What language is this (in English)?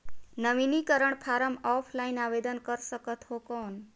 Chhattisgarhi